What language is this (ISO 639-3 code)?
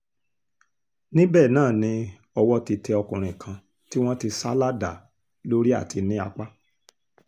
yor